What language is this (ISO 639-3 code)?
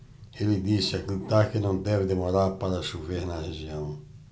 por